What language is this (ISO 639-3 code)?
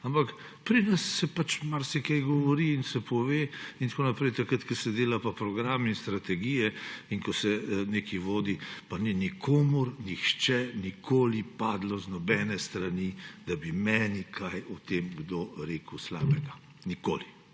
slv